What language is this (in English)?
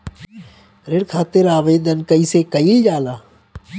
Bhojpuri